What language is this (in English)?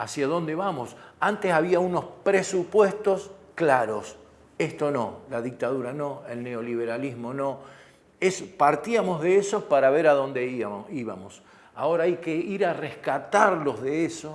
Spanish